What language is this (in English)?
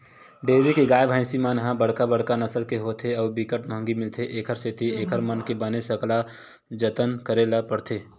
Chhattisgarhi